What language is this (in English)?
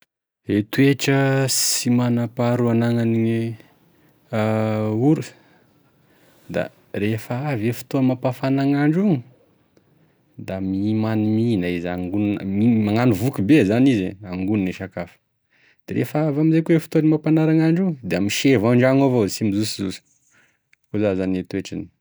Tesaka Malagasy